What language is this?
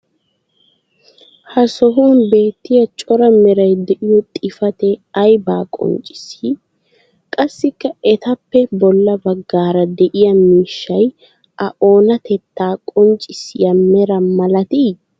Wolaytta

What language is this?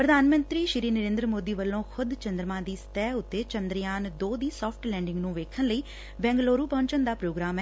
Punjabi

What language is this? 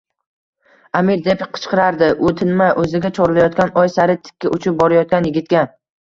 Uzbek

